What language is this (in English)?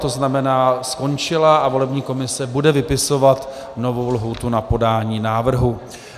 Czech